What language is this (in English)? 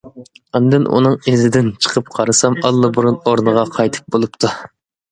Uyghur